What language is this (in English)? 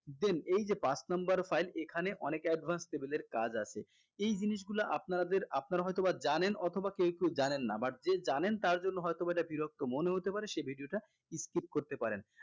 Bangla